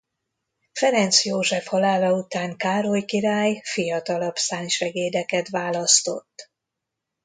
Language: Hungarian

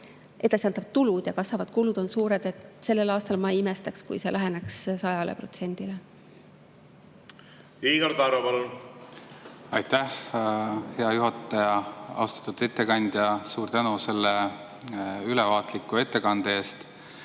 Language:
Estonian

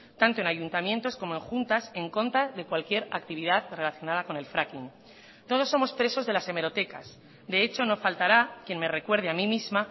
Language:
Spanish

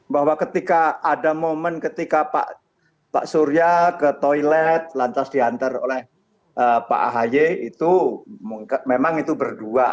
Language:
Indonesian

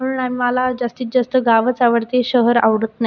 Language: Marathi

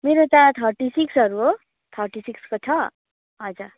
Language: Nepali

